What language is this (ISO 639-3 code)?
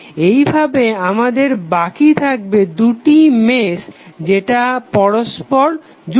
ben